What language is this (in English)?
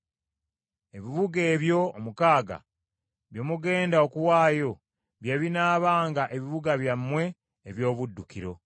Ganda